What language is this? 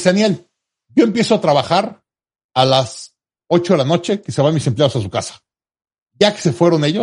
Spanish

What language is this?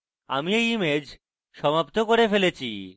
Bangla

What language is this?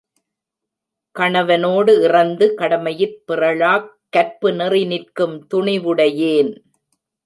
Tamil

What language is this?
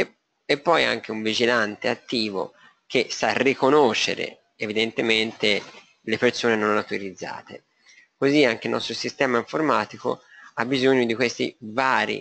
Italian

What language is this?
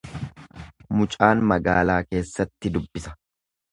Oromo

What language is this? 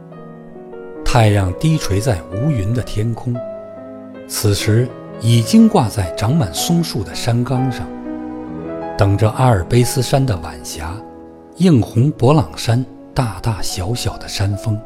Chinese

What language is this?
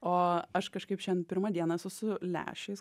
Lithuanian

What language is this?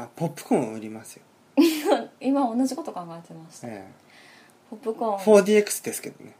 Japanese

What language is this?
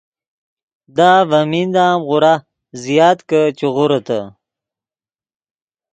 Yidgha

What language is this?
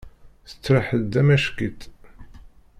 Kabyle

